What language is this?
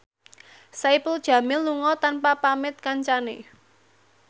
Javanese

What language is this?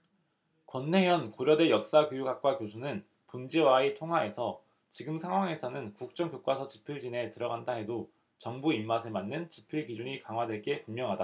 Korean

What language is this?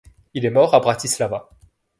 French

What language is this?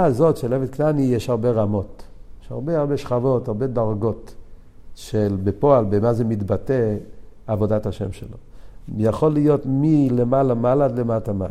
Hebrew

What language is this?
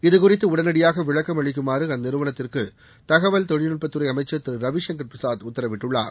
Tamil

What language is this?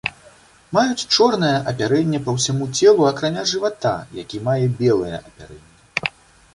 Belarusian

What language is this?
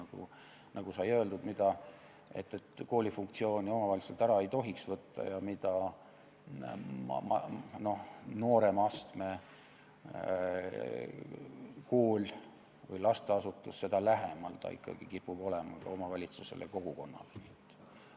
Estonian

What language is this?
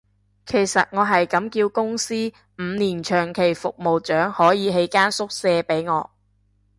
Cantonese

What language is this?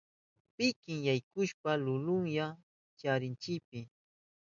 Southern Pastaza Quechua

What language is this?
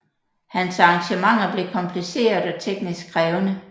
Danish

